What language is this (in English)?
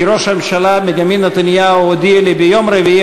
Hebrew